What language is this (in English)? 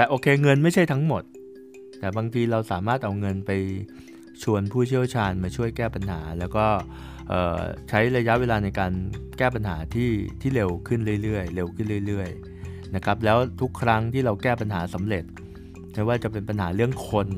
Thai